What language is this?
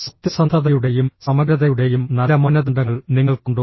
Malayalam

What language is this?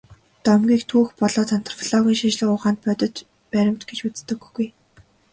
Mongolian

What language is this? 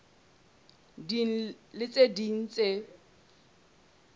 Southern Sotho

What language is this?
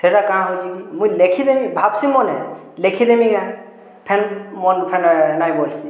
Odia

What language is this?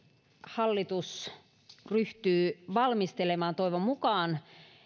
Finnish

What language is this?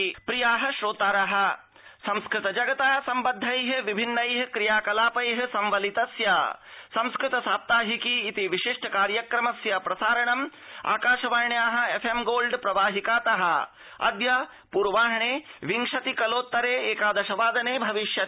Sanskrit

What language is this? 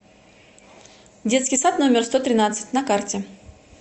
Russian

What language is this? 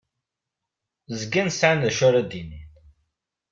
Kabyle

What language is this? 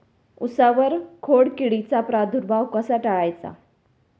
Marathi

